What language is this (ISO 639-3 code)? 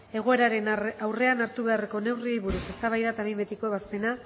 eus